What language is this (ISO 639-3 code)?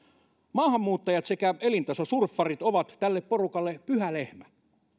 fin